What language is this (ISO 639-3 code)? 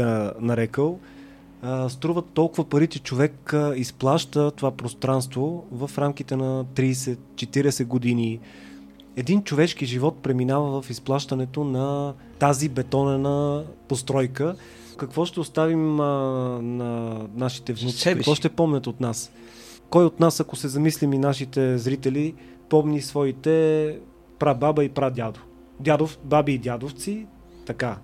bul